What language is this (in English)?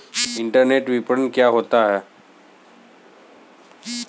Hindi